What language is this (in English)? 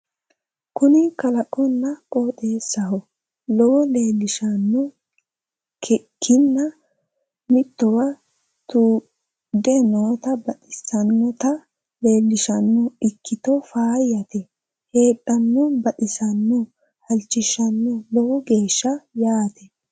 Sidamo